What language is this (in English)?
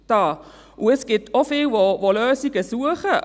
Swiss German